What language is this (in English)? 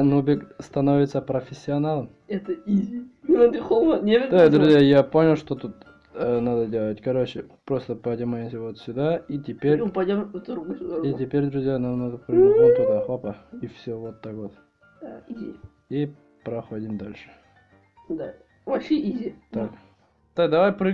Russian